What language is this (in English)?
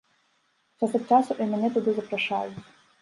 Belarusian